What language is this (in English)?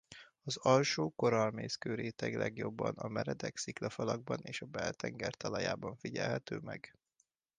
Hungarian